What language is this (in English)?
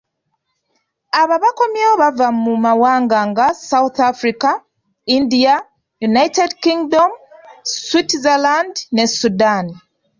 Ganda